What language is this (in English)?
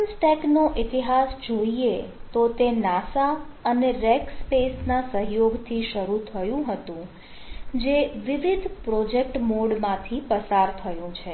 Gujarati